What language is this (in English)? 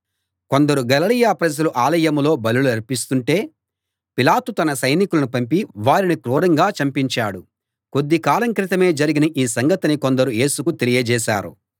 Telugu